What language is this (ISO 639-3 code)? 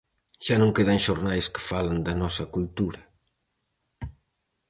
glg